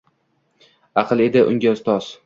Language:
Uzbek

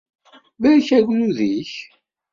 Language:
Kabyle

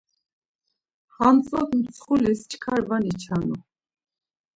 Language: Laz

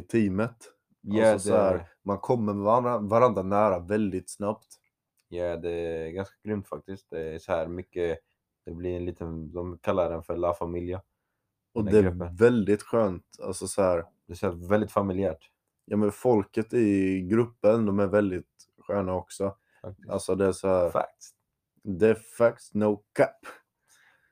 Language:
Swedish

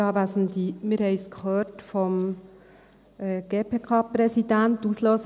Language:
Swiss German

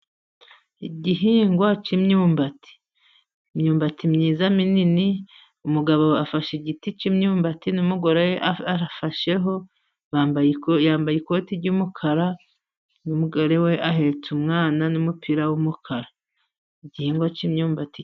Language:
Kinyarwanda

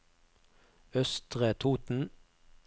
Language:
Norwegian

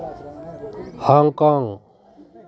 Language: Santali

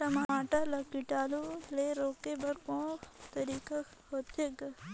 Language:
Chhattisgarhi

